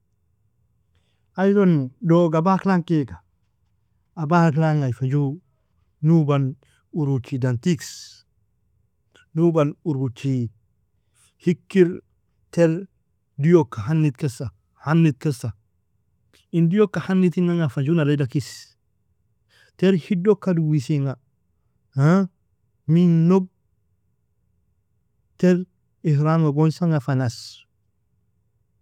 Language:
Nobiin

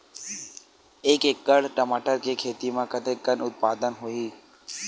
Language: Chhattisgarhi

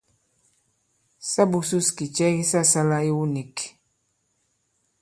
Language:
Bankon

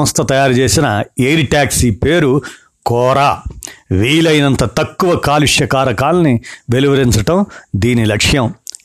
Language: Telugu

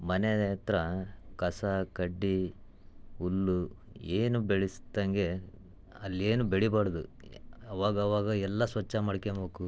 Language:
Kannada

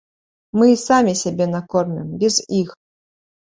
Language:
Belarusian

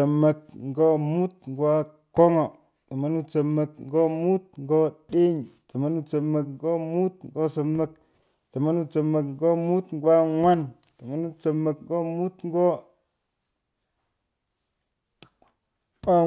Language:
Pökoot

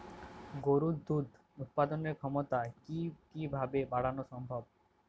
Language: Bangla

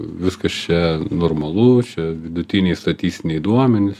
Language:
Lithuanian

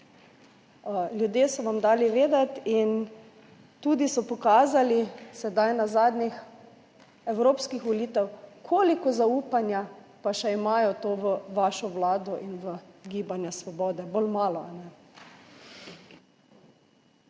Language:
Slovenian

